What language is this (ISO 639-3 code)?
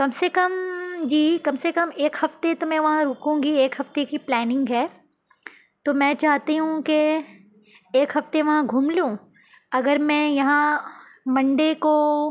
urd